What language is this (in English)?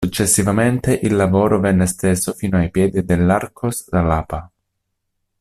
Italian